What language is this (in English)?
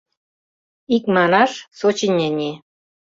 Mari